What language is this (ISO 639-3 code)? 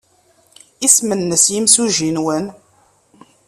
kab